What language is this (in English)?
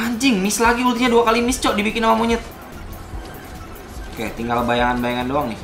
Indonesian